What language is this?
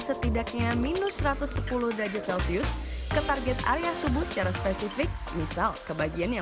Indonesian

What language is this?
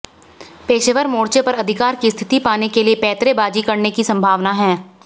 Hindi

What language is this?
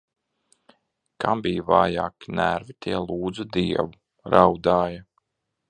Latvian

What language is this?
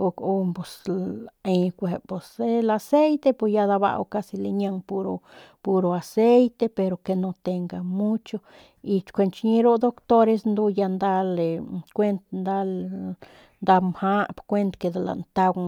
Northern Pame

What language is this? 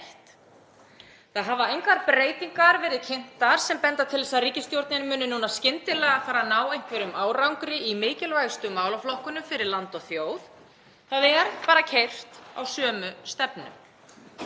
Icelandic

